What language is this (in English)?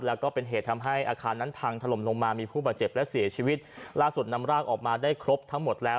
Thai